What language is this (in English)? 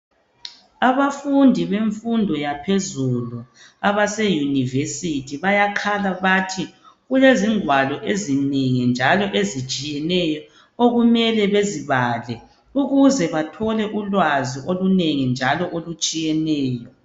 North Ndebele